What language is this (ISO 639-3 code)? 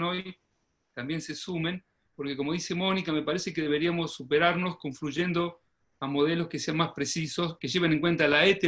spa